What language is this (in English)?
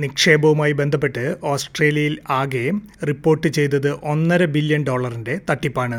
Malayalam